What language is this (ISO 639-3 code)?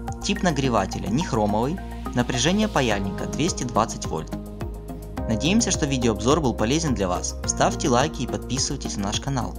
rus